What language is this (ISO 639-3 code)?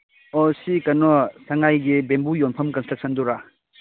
mni